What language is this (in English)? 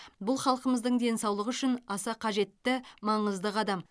Kazakh